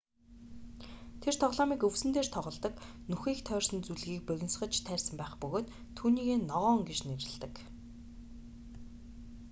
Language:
Mongolian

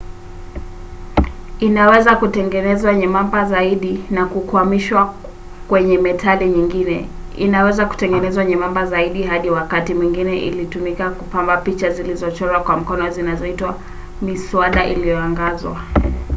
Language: Swahili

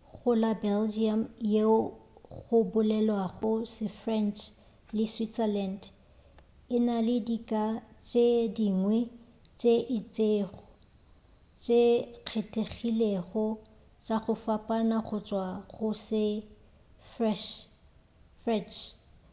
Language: Northern Sotho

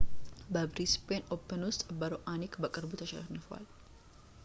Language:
Amharic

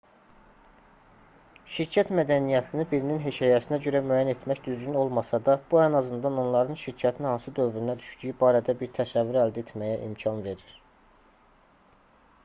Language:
Azerbaijani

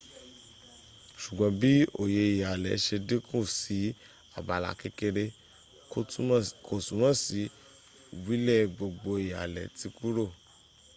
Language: Yoruba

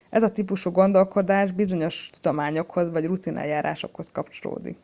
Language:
Hungarian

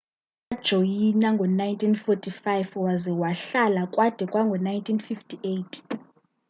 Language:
Xhosa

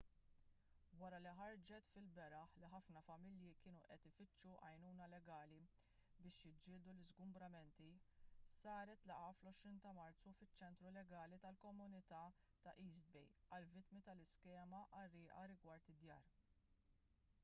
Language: Maltese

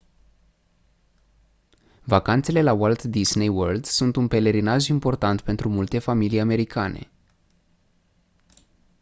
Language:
Romanian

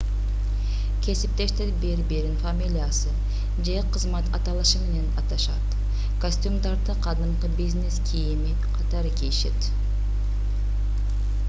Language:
Kyrgyz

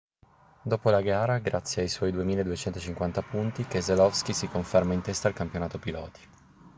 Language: Italian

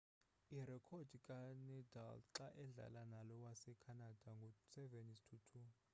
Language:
Xhosa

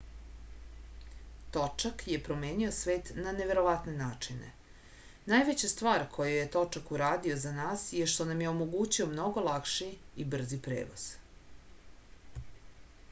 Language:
Serbian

